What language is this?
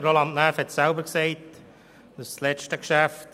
Swiss German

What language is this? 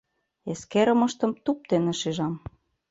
Mari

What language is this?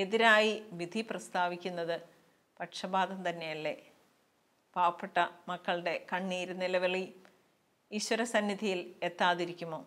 Malayalam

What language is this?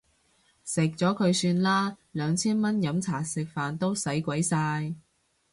Cantonese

